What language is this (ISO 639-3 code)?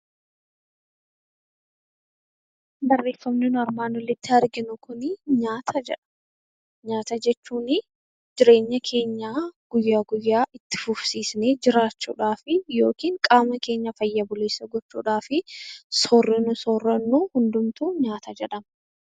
orm